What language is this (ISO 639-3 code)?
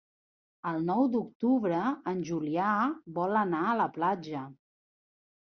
cat